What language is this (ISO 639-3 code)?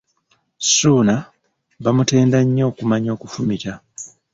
lug